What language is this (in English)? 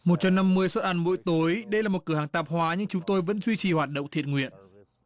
Vietnamese